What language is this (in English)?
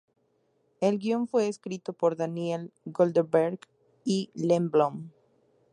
Spanish